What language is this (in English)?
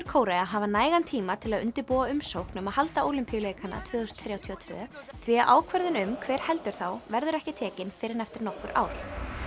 Icelandic